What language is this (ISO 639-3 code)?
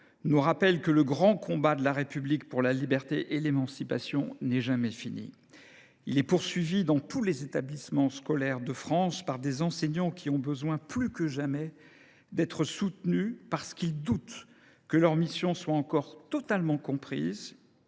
fra